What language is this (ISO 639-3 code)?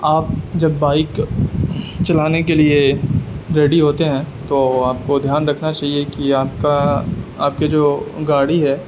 urd